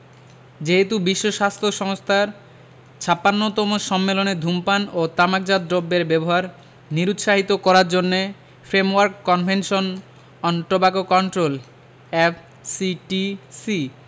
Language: Bangla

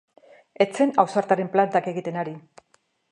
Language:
Basque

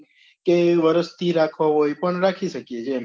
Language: Gujarati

